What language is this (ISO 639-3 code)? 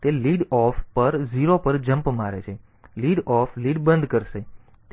guj